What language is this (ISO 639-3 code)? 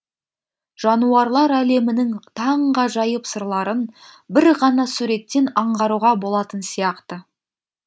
kaz